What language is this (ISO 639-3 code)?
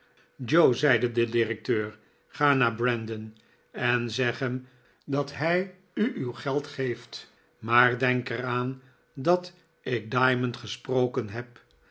nld